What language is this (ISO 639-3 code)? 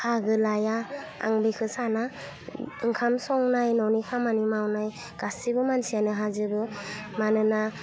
brx